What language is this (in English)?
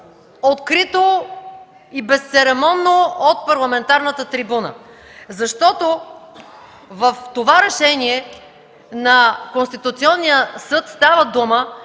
Bulgarian